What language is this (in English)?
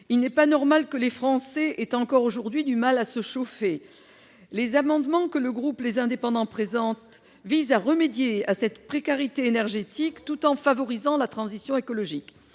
French